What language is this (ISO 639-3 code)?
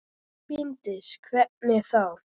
isl